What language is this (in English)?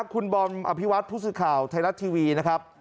Thai